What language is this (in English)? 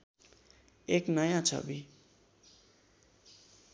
Nepali